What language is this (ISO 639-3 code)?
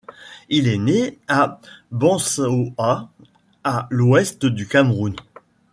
fra